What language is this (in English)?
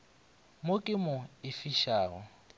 Northern Sotho